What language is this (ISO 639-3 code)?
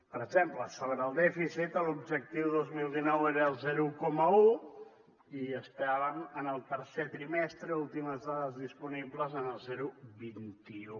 cat